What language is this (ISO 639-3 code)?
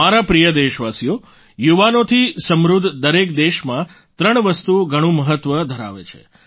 guj